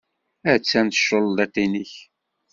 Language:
Kabyle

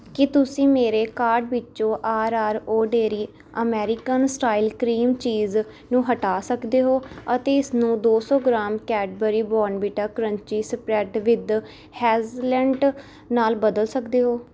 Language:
Punjabi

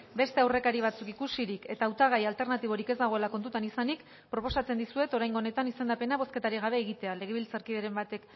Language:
Basque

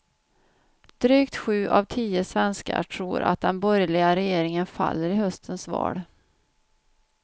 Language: Swedish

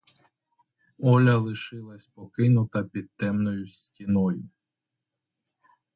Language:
Ukrainian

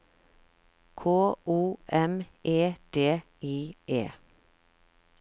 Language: Norwegian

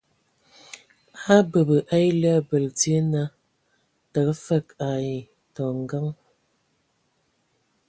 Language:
Ewondo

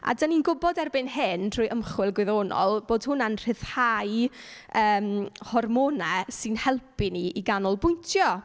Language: Welsh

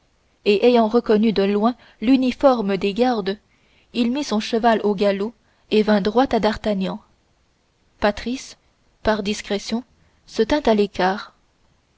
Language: French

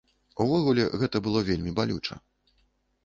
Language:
Belarusian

